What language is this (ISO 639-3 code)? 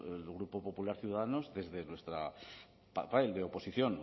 spa